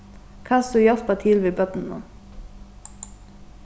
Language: Faroese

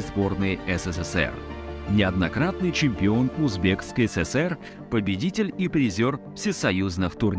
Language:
Russian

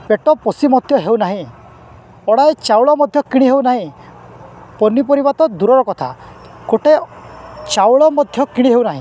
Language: Odia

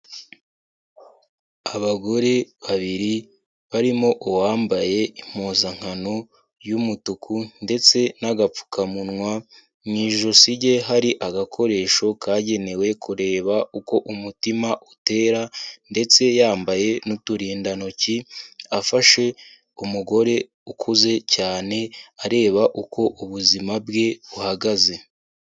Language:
Kinyarwanda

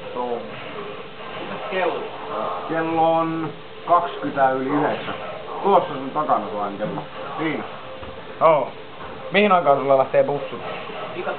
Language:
Finnish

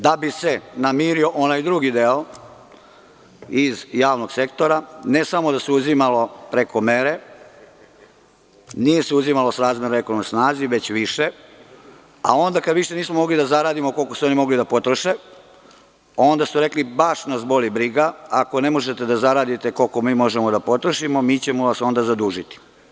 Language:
Serbian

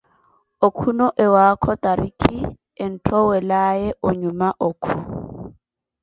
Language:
Koti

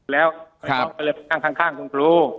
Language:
Thai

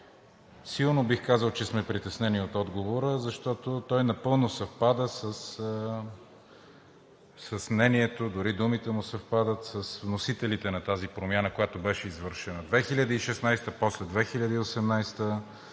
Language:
Bulgarian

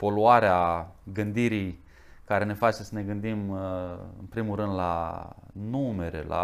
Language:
Romanian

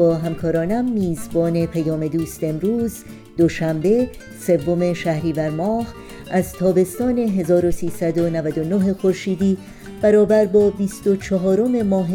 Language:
Persian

